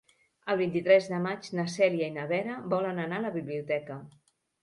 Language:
Catalan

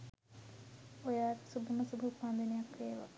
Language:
Sinhala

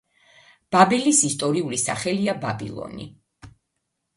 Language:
Georgian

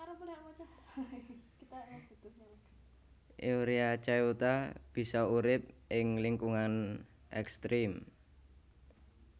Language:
Javanese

